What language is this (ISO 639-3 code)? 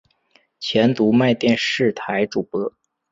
zho